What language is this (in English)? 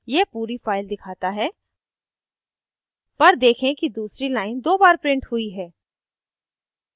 Hindi